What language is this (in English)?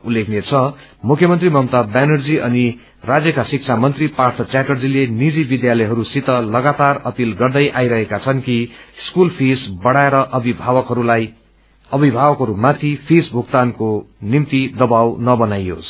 Nepali